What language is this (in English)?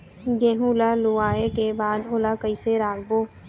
Chhattisgarhi